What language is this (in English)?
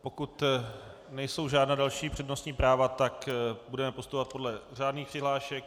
Czech